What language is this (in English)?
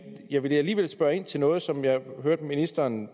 Danish